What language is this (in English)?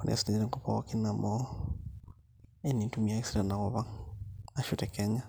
Masai